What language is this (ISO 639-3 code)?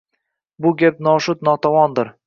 uzb